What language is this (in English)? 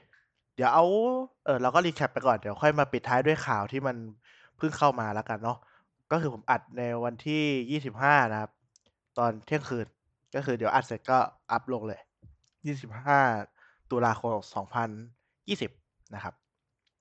Thai